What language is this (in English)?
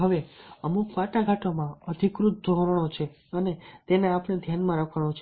Gujarati